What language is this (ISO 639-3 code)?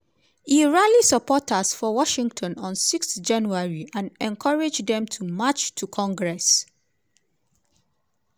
pcm